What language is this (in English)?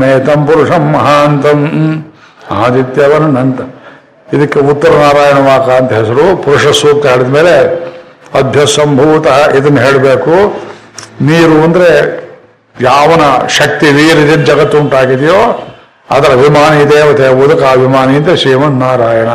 Kannada